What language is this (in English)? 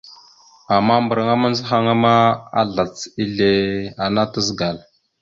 Mada (Cameroon)